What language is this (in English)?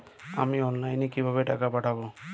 Bangla